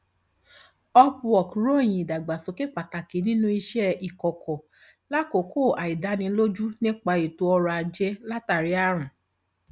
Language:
Yoruba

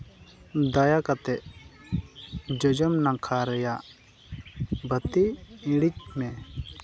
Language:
Santali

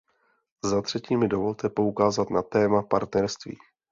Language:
Czech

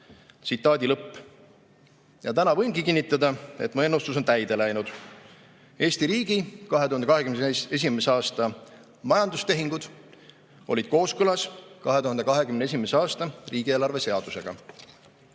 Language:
Estonian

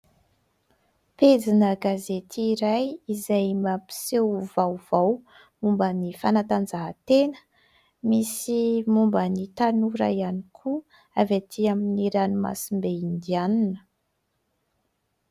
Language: Malagasy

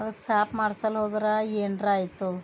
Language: Kannada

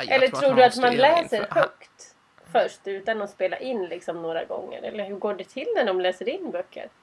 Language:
Swedish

